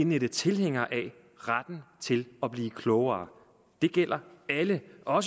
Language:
Danish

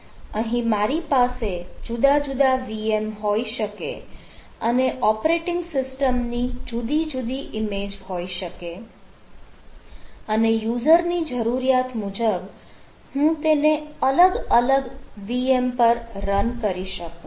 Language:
Gujarati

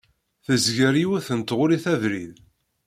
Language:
Kabyle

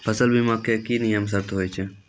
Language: Maithili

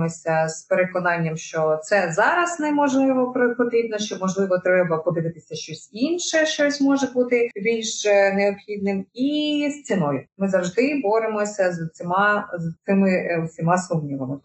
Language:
Ukrainian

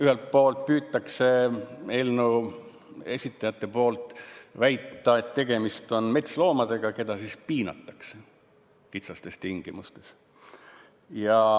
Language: Estonian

